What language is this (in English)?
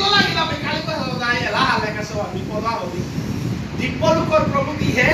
Indonesian